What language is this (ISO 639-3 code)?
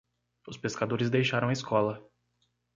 por